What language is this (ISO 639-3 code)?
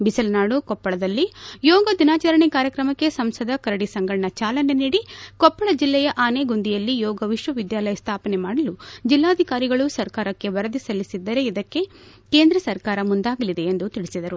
kan